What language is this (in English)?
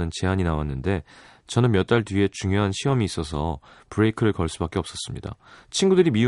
Korean